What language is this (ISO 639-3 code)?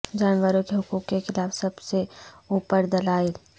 urd